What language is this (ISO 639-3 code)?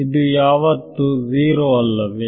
kan